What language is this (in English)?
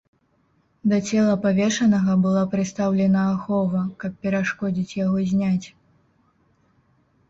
Belarusian